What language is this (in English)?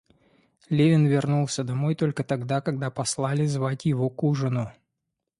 Russian